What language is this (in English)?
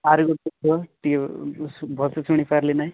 Odia